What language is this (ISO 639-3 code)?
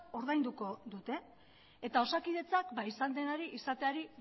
eus